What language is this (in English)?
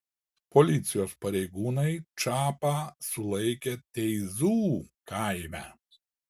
Lithuanian